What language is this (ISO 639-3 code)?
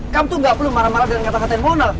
ind